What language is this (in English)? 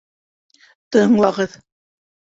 Bashkir